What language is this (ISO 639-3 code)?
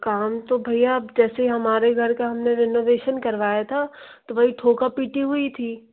hin